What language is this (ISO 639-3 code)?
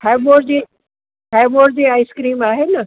snd